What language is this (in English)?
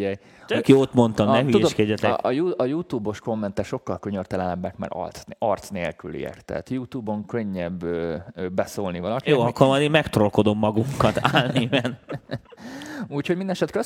Hungarian